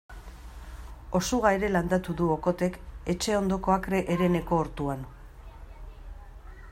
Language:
Basque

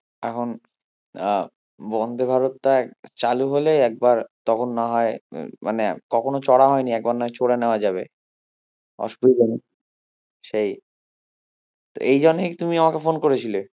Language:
Bangla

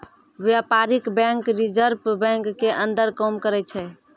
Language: Maithili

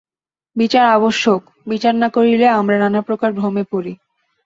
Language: Bangla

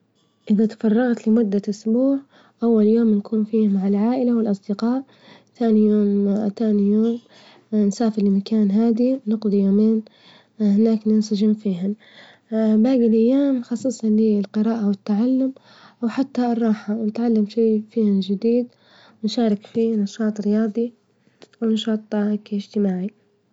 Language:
Libyan Arabic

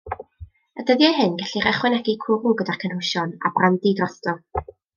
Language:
Welsh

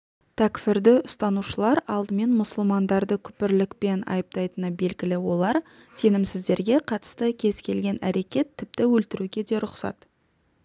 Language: Kazakh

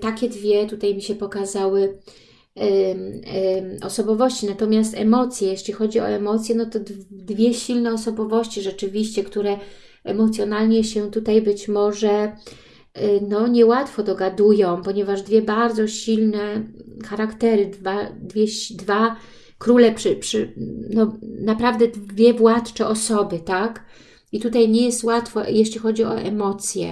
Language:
Polish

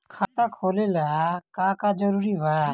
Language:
Bhojpuri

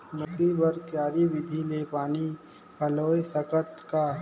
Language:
Chhattisgarhi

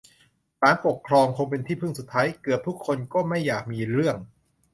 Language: Thai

